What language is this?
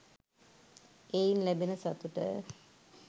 Sinhala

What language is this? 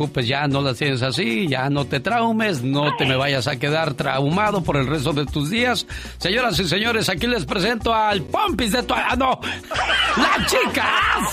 Spanish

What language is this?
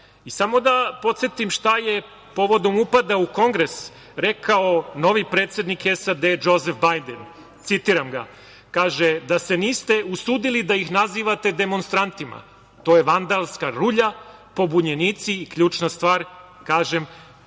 Serbian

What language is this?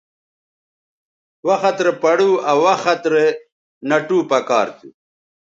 Bateri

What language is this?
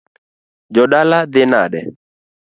Luo (Kenya and Tanzania)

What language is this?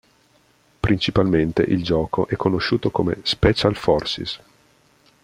Italian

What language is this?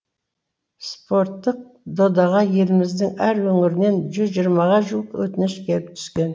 Kazakh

